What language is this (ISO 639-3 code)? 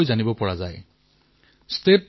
asm